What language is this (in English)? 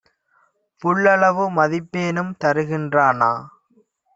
Tamil